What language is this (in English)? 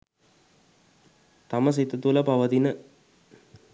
Sinhala